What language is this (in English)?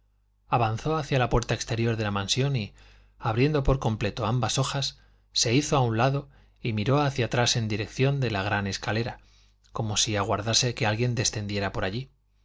Spanish